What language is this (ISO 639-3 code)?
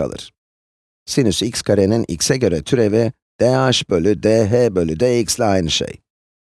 tur